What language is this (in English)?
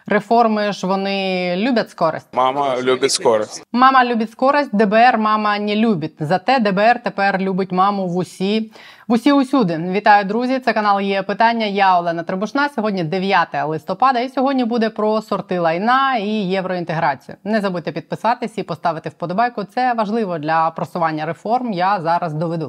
Ukrainian